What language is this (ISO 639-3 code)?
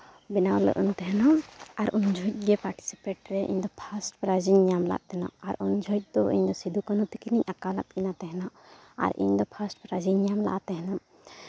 sat